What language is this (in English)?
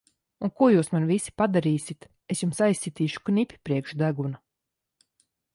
Latvian